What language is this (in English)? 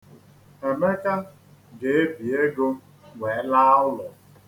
Igbo